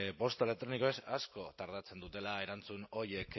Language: Basque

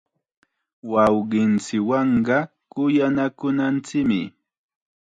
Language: Chiquián Ancash Quechua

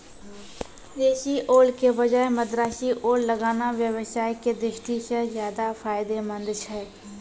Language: Maithili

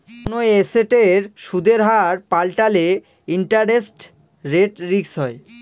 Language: Bangla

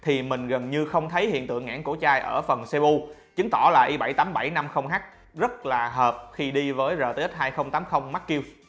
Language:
Vietnamese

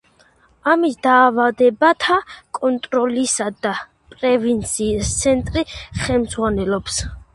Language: Georgian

